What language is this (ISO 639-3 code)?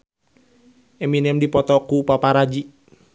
sun